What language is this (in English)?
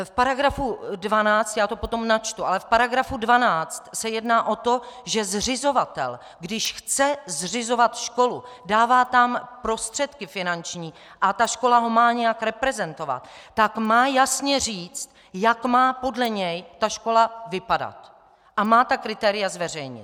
Czech